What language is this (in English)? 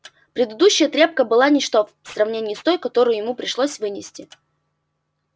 Russian